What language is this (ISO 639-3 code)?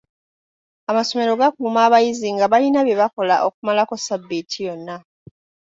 lug